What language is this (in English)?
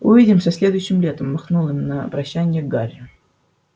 Russian